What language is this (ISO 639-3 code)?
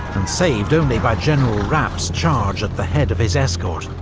eng